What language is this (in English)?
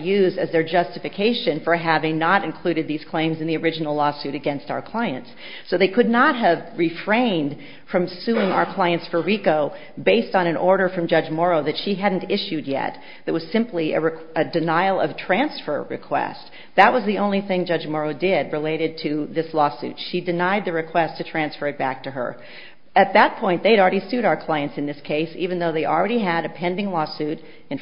English